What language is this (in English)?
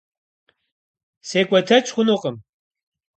Kabardian